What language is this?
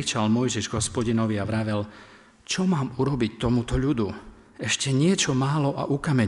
Slovak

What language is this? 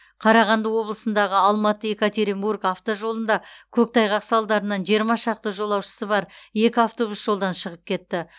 Kazakh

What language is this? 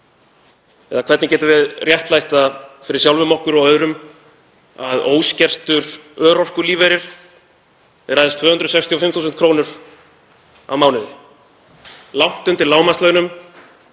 Icelandic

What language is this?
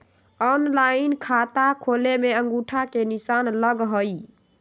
Magahi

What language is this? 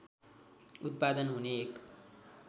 Nepali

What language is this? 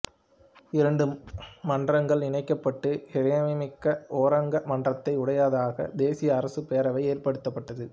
Tamil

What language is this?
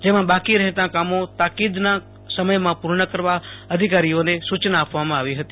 Gujarati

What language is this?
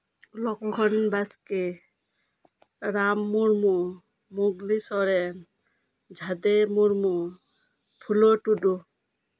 Santali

